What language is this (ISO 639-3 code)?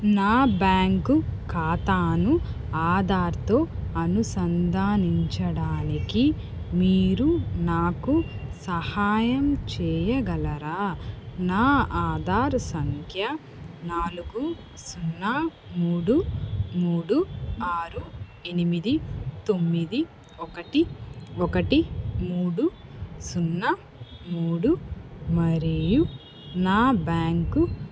tel